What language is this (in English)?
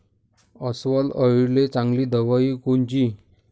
Marathi